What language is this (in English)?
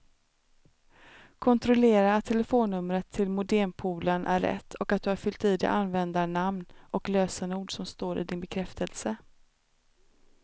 Swedish